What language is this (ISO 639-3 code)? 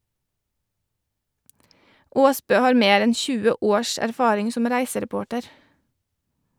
nor